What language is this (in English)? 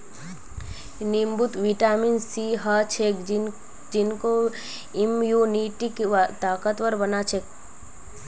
Magahi